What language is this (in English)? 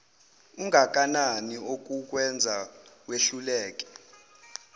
Zulu